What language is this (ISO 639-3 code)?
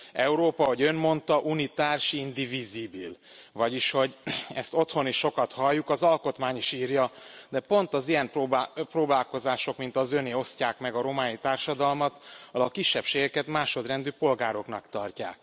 hun